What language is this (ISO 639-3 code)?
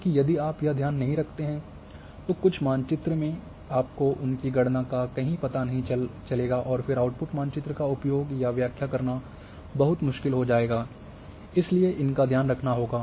hin